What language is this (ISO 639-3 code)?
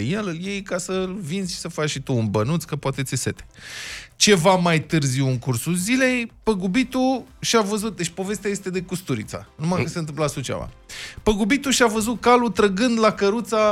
ron